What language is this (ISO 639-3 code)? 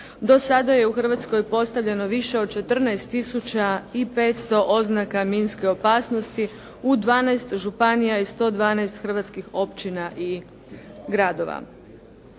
hrv